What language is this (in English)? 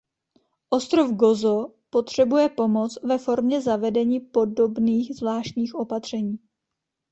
Czech